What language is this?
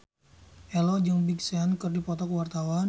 Sundanese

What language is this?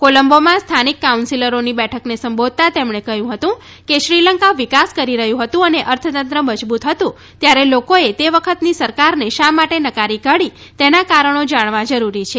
Gujarati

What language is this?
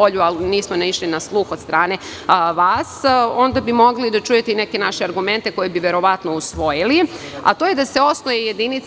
Serbian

